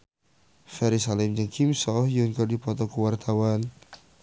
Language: Sundanese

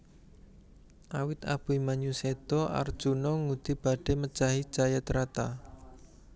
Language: Javanese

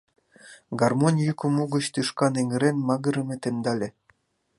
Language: Mari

